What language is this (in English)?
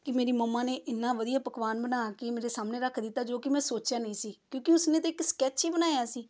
Punjabi